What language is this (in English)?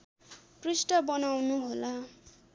Nepali